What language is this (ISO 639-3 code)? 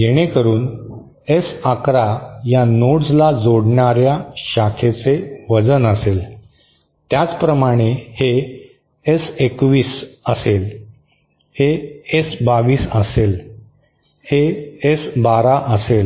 mar